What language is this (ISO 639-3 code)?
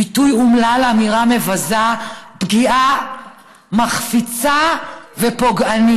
heb